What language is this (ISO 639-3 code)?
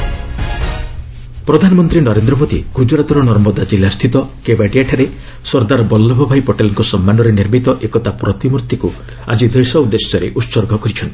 ori